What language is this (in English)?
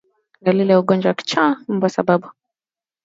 Swahili